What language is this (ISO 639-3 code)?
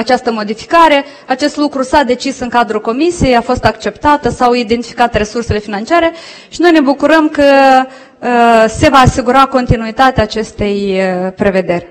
ron